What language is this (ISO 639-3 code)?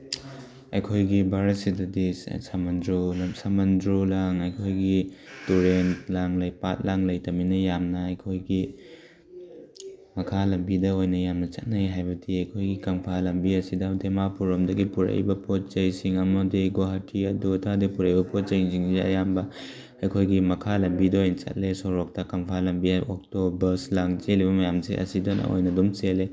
mni